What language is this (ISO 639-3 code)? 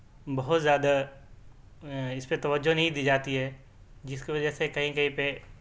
urd